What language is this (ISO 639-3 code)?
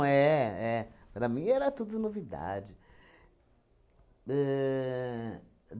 por